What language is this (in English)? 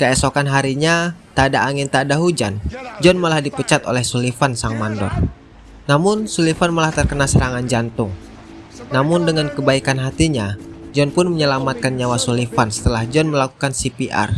Indonesian